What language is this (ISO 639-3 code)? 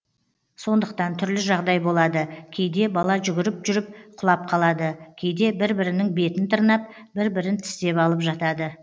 kaz